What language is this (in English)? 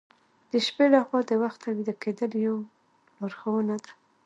Pashto